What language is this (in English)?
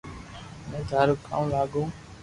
Loarki